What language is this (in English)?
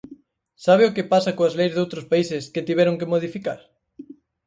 Galician